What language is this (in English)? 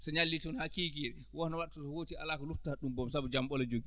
Fula